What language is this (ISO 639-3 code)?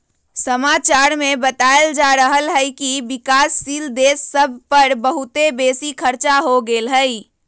mag